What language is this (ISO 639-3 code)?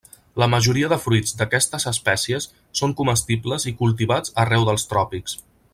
cat